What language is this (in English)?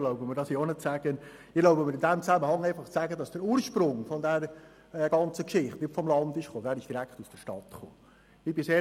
Swiss German